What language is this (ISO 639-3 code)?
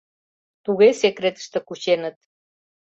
chm